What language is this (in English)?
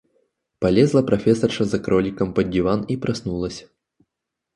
Russian